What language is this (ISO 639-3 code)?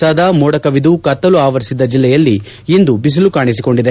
kan